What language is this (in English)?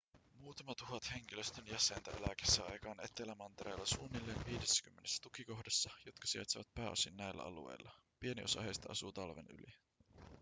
Finnish